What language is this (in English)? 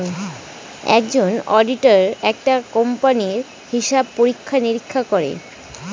Bangla